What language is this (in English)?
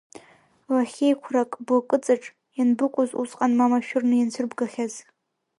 Abkhazian